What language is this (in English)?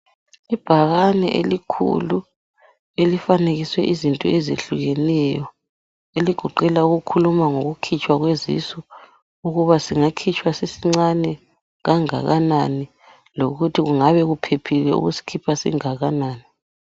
North Ndebele